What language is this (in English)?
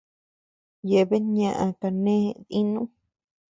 Tepeuxila Cuicatec